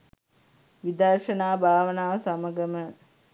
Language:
Sinhala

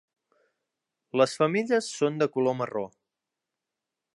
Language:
Catalan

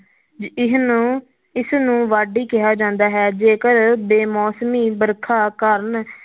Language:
Punjabi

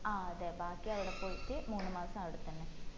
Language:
Malayalam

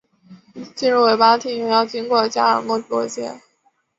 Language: Chinese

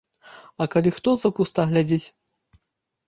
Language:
Belarusian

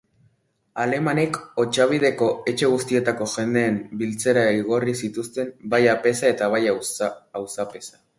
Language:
Basque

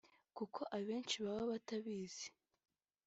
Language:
Kinyarwanda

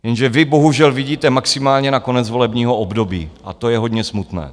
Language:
Czech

